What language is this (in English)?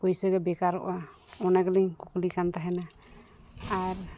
Santali